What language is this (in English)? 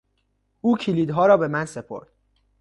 Persian